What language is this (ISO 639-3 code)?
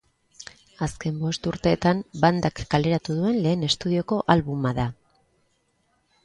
eus